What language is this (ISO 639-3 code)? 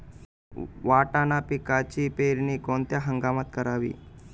mar